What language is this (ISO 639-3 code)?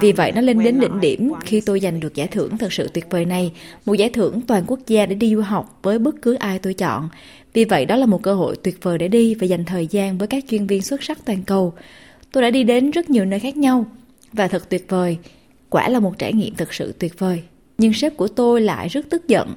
vie